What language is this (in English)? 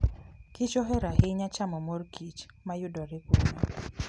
Luo (Kenya and Tanzania)